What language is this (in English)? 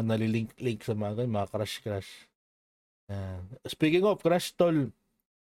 Filipino